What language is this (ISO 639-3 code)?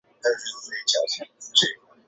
zho